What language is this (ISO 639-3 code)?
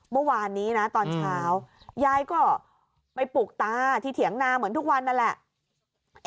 tha